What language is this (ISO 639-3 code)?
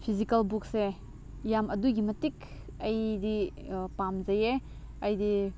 mni